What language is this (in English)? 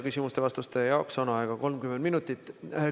Estonian